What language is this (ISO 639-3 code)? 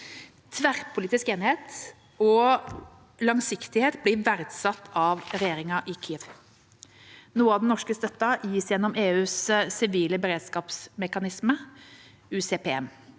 nor